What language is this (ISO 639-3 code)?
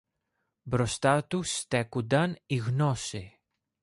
ell